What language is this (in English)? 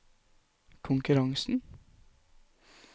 Norwegian